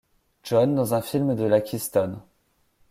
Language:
French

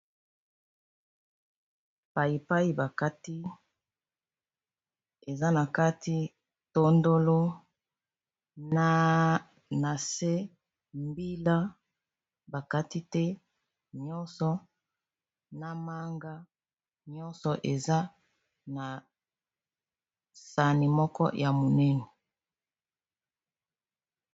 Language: Lingala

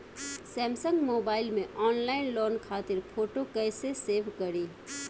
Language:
Bhojpuri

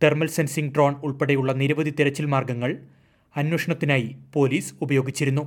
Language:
Malayalam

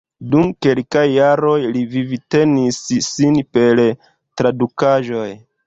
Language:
Esperanto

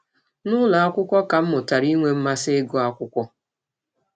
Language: Igbo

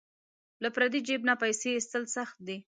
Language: Pashto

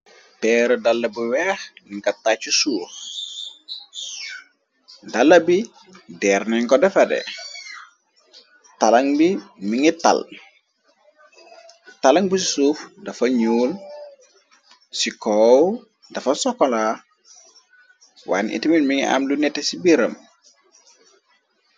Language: Wolof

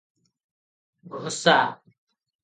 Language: Odia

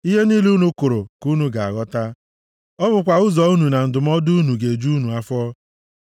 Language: Igbo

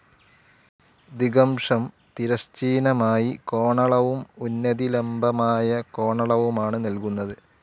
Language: Malayalam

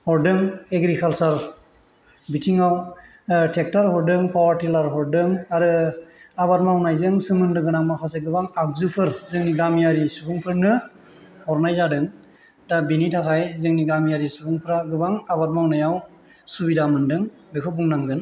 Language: Bodo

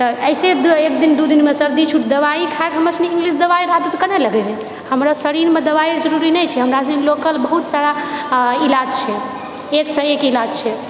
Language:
Maithili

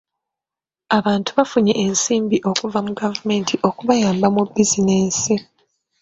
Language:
Ganda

